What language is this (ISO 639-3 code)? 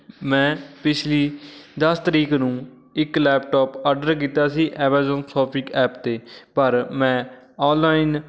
pan